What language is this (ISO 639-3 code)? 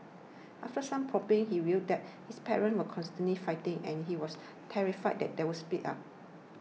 eng